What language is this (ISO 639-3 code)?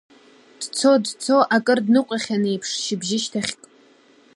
abk